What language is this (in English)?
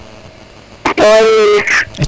Serer